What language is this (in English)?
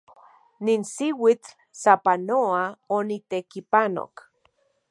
Central Puebla Nahuatl